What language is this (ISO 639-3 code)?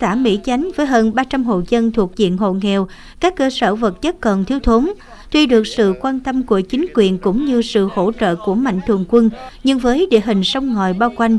vie